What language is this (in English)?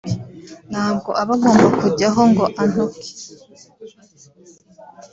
Kinyarwanda